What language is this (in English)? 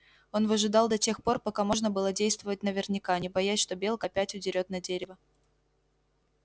Russian